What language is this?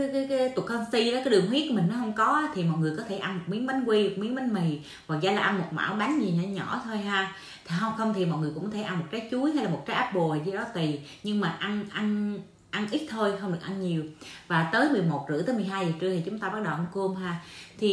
Vietnamese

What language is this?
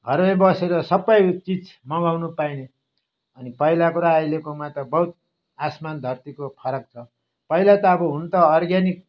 Nepali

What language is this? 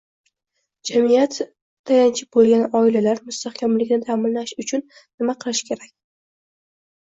Uzbek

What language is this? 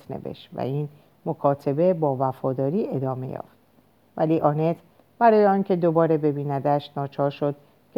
Persian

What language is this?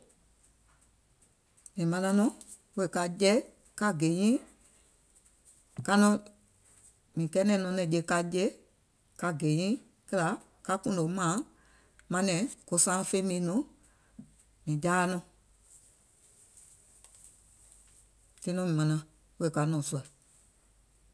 Gola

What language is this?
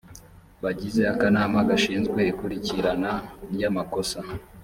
Kinyarwanda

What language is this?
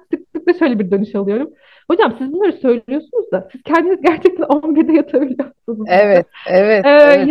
Turkish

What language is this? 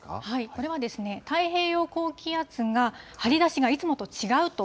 Japanese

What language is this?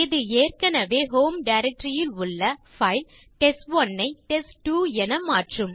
Tamil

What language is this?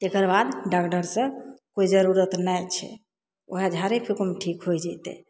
Maithili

